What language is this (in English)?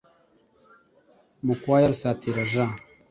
Kinyarwanda